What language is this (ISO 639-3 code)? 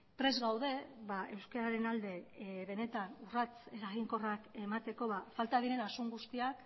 eus